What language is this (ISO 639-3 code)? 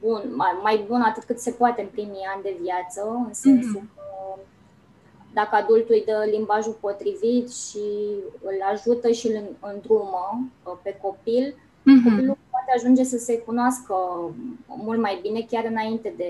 ron